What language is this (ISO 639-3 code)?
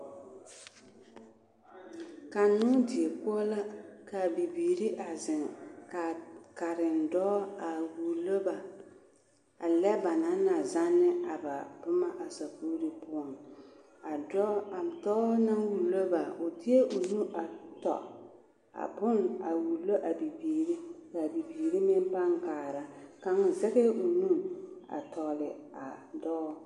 dga